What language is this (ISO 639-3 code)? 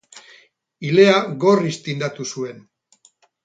eus